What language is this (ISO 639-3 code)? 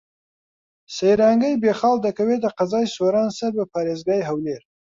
ckb